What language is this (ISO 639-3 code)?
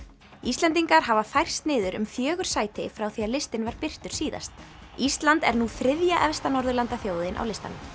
isl